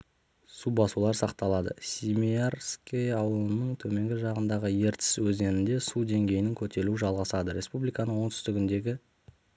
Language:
Kazakh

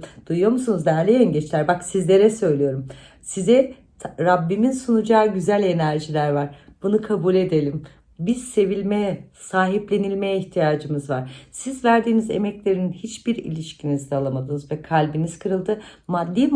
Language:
Turkish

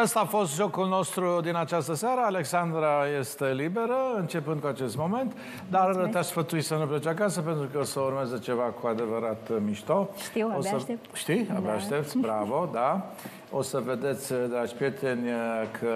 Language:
Romanian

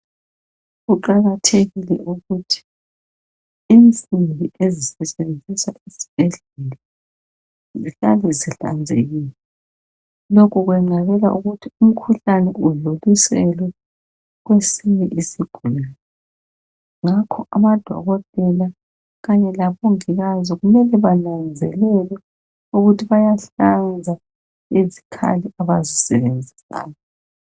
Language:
North Ndebele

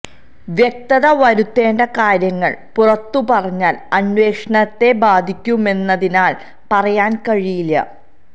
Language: Malayalam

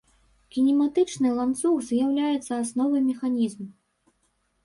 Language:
Belarusian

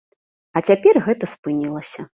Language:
Belarusian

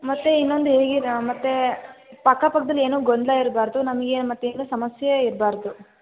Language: Kannada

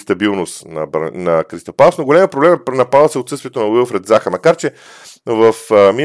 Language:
Bulgarian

